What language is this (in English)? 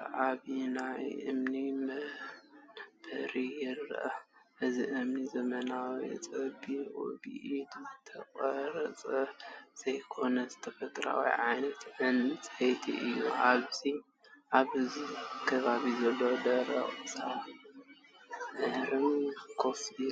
Tigrinya